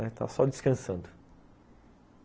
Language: Portuguese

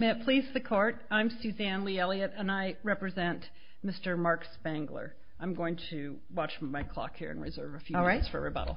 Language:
English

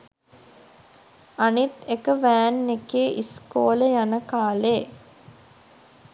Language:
Sinhala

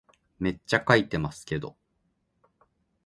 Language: Japanese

